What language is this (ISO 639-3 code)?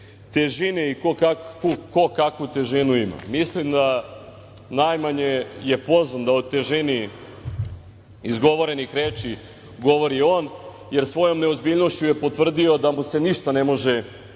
srp